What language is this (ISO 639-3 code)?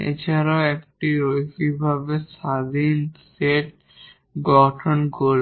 ben